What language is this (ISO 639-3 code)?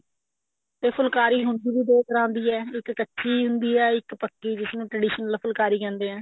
pan